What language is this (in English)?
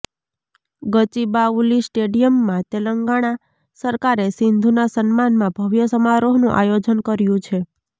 Gujarati